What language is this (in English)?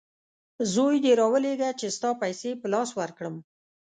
Pashto